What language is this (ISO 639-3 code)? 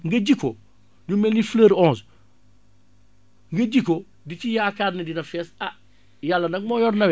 wol